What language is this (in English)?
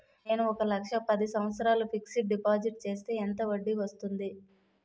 Telugu